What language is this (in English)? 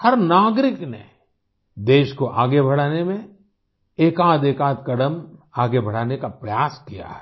Hindi